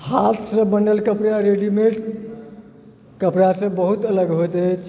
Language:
Maithili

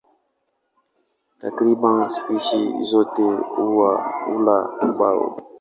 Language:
Swahili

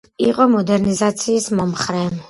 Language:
Georgian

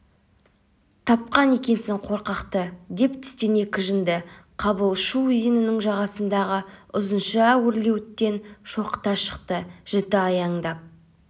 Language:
Kazakh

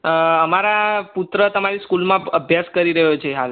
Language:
Gujarati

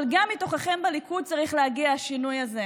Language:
Hebrew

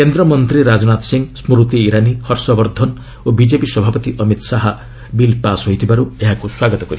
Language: Odia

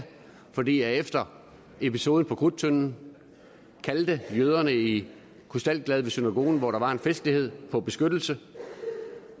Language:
Danish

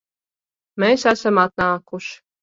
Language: Latvian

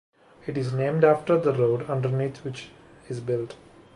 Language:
English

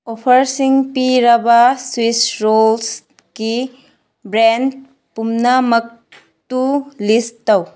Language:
Manipuri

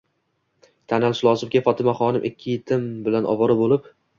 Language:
Uzbek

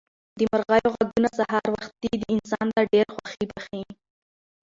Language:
Pashto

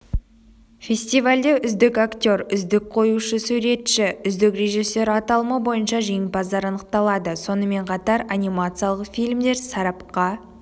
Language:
Kazakh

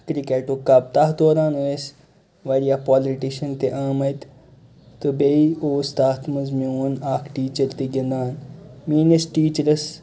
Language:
Kashmiri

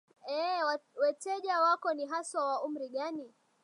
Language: Swahili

